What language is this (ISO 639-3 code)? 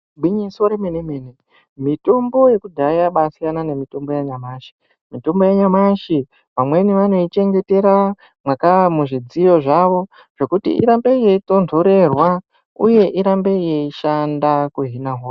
ndc